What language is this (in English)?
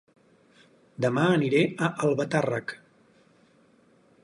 Catalan